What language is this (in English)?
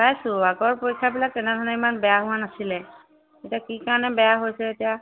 Assamese